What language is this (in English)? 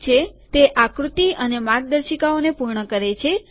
Gujarati